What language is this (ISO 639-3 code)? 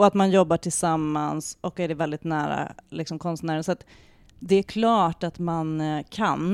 swe